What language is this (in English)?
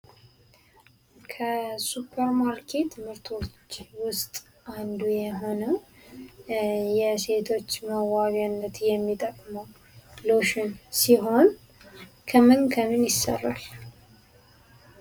Amharic